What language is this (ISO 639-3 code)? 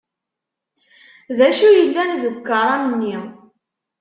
kab